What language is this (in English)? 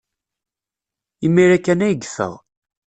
Kabyle